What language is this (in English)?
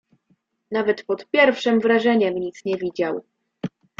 Polish